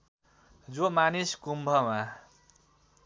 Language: Nepali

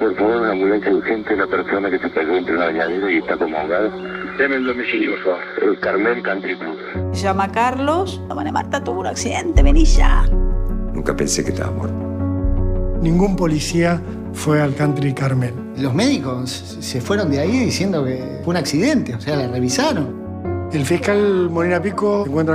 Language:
Spanish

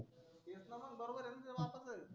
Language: Marathi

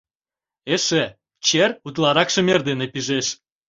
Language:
Mari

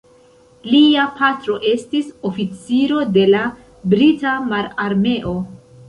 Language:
Esperanto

